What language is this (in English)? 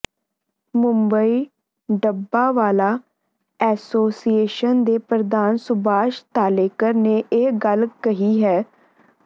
Punjabi